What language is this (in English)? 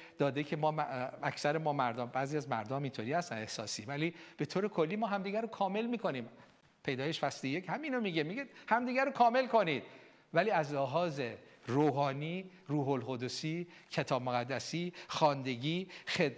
Persian